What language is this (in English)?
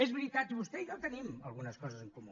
Catalan